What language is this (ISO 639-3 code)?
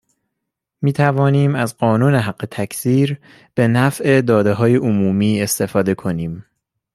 fas